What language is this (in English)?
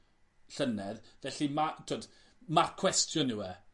Welsh